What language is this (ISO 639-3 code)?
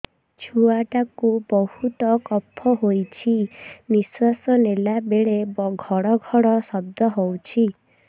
ori